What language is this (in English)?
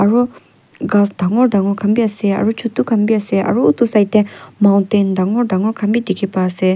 Naga Pidgin